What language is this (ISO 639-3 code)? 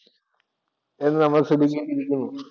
mal